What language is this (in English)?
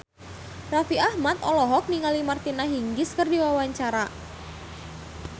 Sundanese